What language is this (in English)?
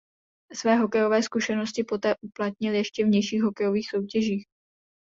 Czech